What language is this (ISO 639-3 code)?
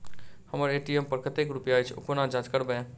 mai